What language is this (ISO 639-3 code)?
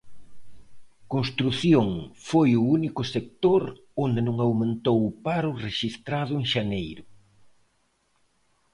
glg